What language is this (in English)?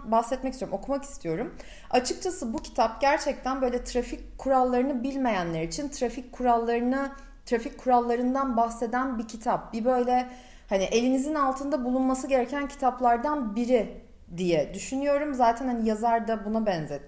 Turkish